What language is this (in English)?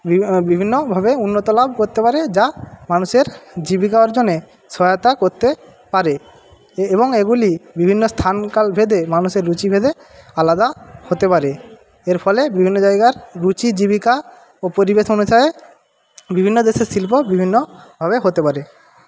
Bangla